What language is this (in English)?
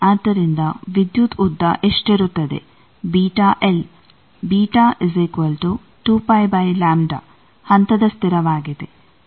Kannada